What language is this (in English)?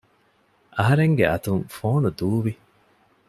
Divehi